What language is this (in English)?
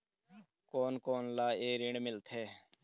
Chhattisgarhi